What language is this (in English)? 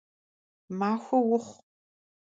Kabardian